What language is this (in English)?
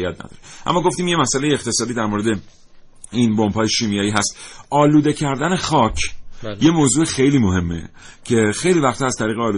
Persian